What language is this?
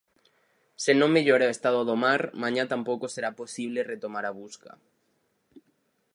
Galician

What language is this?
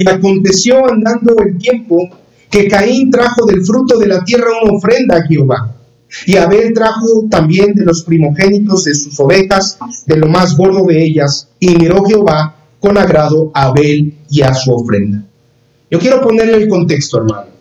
Spanish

